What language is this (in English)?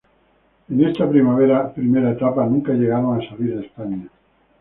Spanish